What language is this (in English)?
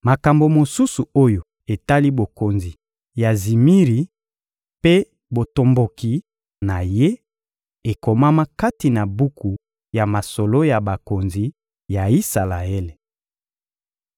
Lingala